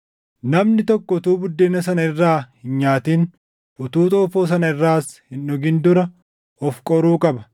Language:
Oromo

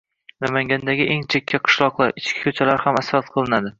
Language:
Uzbek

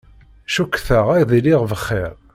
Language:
Kabyle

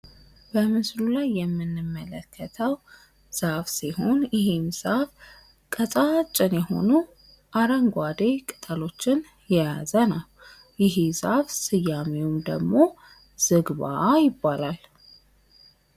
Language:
Amharic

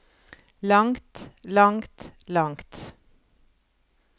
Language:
Norwegian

